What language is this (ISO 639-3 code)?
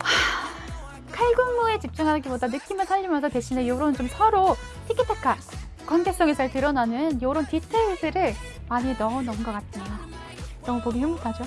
kor